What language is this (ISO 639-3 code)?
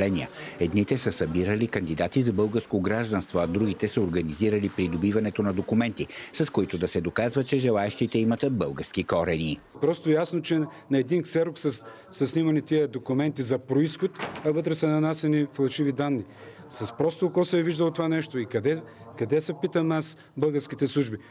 bul